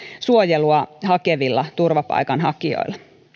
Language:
Finnish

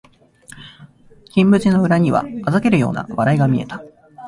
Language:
Japanese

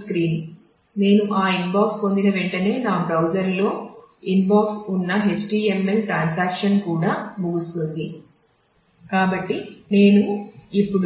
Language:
Telugu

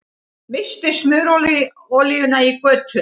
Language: Icelandic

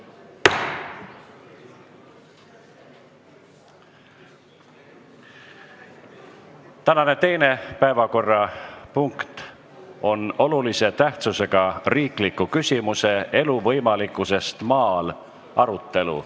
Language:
Estonian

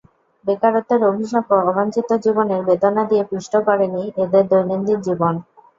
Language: Bangla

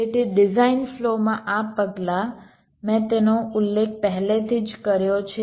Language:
Gujarati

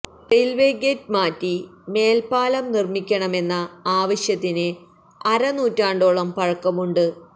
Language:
Malayalam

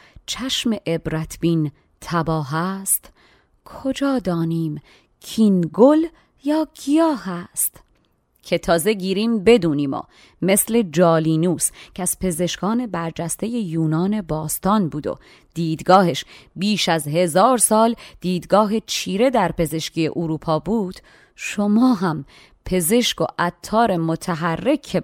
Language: Persian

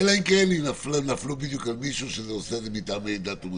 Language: Hebrew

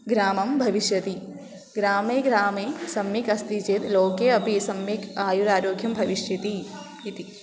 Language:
Sanskrit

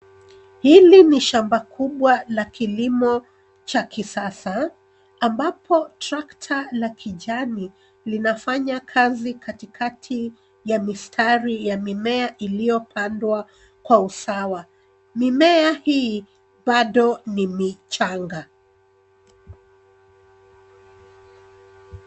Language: Swahili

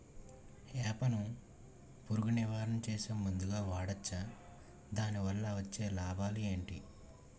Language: Telugu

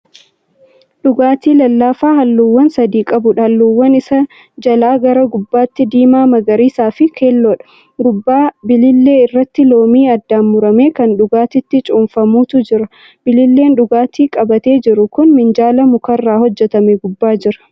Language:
Oromo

